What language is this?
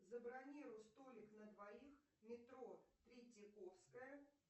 Russian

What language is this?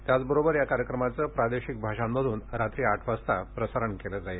Marathi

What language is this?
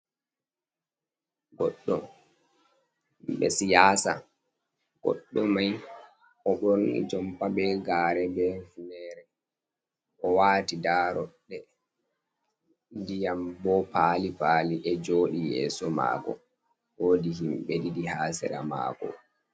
Fula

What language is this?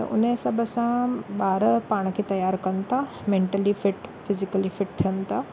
Sindhi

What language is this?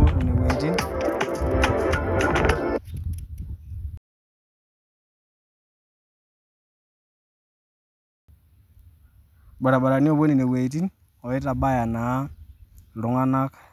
Masai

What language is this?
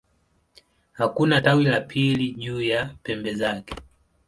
Swahili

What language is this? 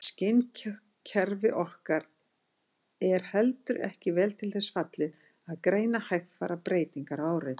Icelandic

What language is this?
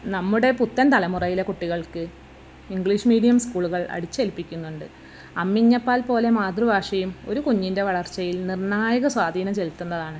Malayalam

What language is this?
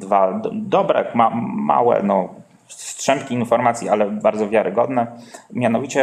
Polish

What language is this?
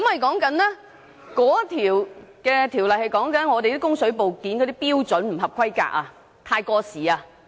Cantonese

